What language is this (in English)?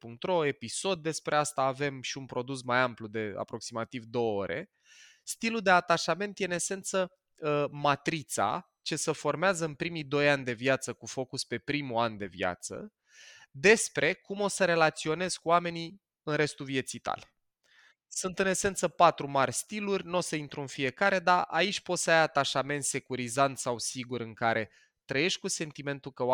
Romanian